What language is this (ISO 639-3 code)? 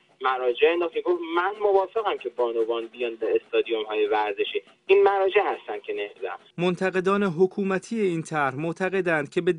fas